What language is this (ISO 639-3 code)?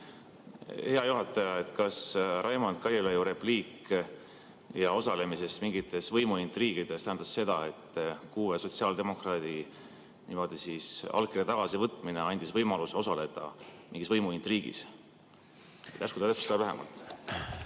est